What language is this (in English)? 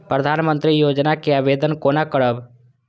Maithili